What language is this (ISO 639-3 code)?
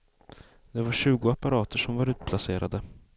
swe